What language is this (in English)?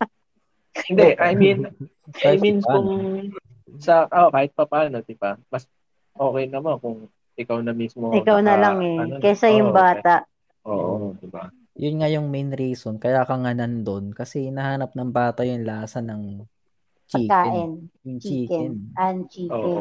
Filipino